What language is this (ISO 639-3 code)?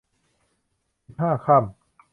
tha